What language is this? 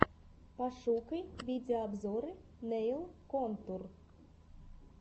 Russian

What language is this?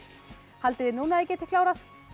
Icelandic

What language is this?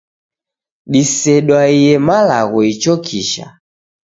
Taita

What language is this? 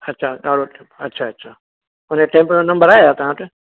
Sindhi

